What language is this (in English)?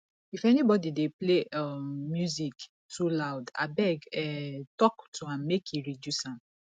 Nigerian Pidgin